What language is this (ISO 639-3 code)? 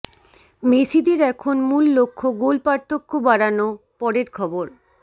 ben